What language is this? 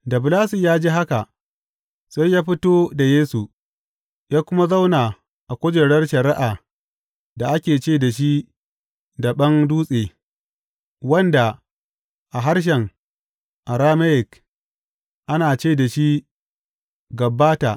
Hausa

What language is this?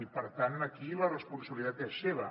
Catalan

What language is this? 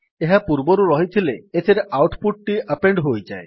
Odia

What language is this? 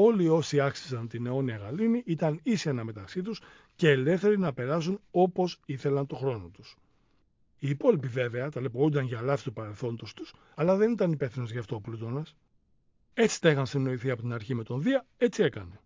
Greek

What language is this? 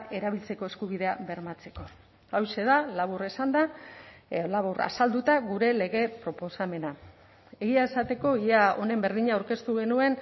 Basque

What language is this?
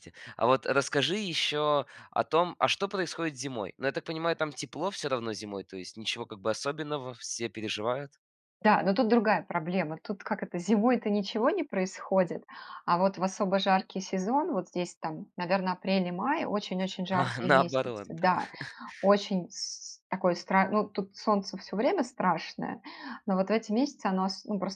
Russian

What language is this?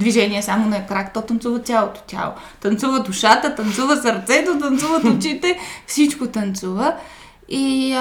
Bulgarian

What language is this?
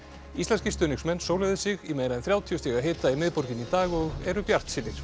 Icelandic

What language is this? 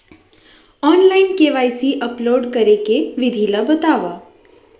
Chhattisgarhi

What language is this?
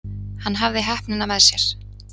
Icelandic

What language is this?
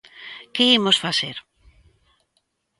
Galician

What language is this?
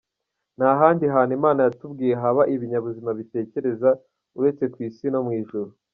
Kinyarwanda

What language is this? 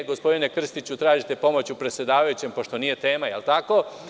Serbian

